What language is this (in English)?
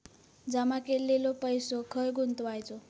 Marathi